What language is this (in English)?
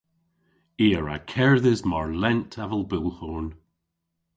Cornish